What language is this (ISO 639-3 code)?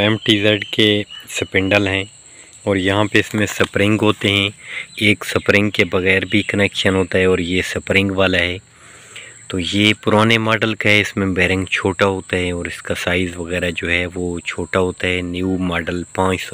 ron